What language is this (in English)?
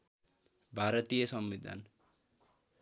Nepali